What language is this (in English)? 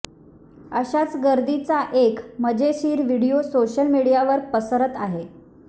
Marathi